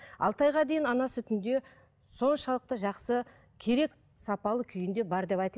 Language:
Kazakh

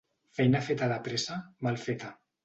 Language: Catalan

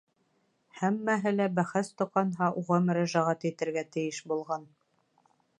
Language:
Bashkir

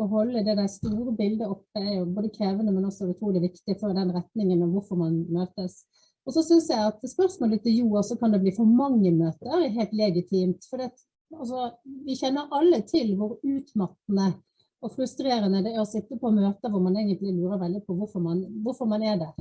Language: Norwegian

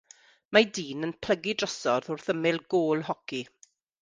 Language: Welsh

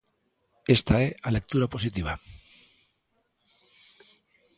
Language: Galician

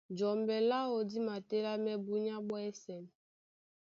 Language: Duala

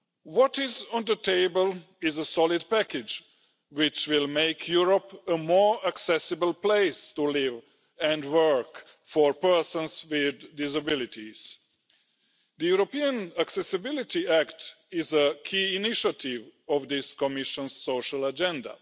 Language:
English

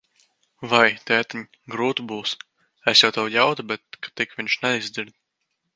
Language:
Latvian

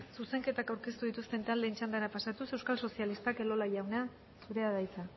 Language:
Basque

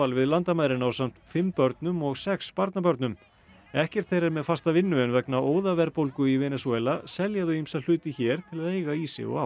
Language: Icelandic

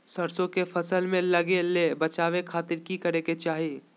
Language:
Magahi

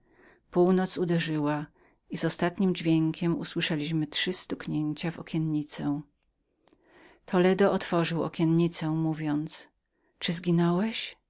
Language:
Polish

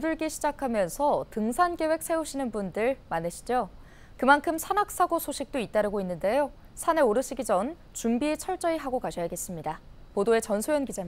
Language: Korean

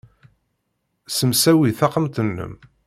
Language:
Kabyle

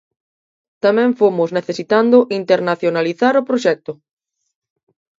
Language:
Galician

